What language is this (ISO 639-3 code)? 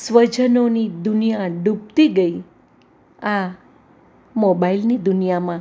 guj